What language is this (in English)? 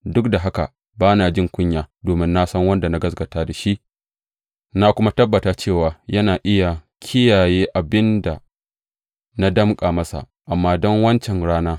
Hausa